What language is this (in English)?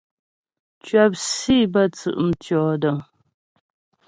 Ghomala